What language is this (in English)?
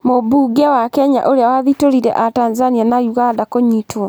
Kikuyu